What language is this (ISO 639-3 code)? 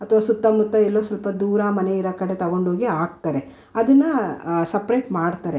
kan